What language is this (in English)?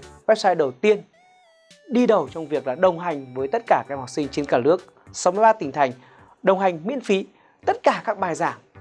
Vietnamese